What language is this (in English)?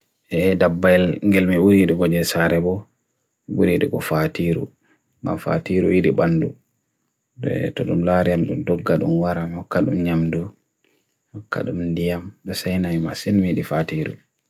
Bagirmi Fulfulde